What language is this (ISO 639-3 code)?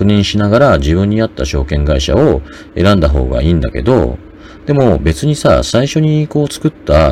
jpn